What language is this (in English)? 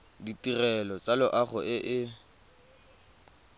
Tswana